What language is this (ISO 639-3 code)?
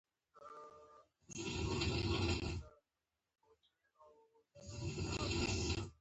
pus